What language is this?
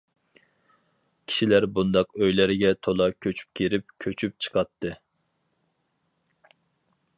Uyghur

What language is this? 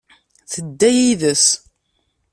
Kabyle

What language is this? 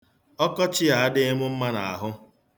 Igbo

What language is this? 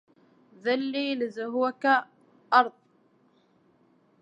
Arabic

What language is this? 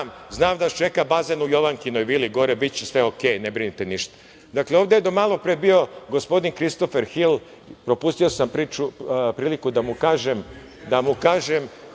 Serbian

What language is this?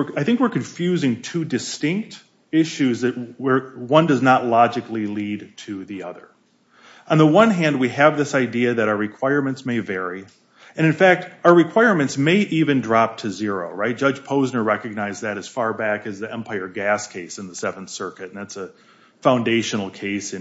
English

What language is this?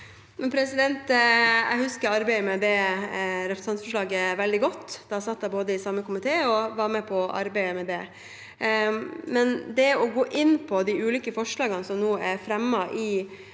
Norwegian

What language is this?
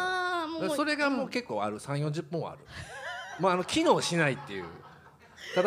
Japanese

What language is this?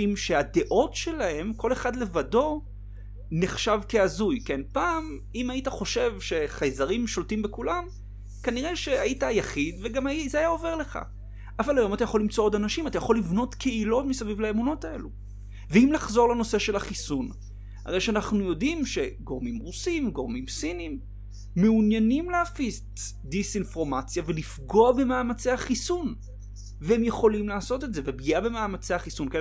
Hebrew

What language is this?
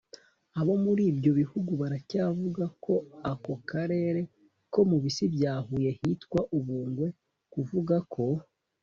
Kinyarwanda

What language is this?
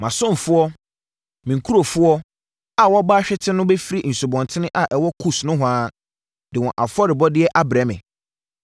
Akan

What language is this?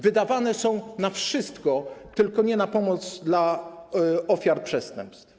Polish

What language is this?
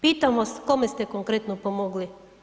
Croatian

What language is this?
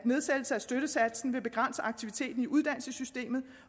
Danish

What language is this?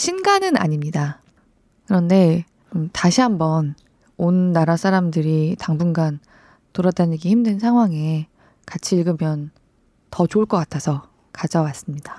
Korean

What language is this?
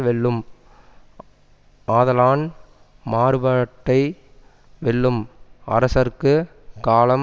Tamil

